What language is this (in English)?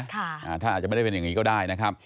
Thai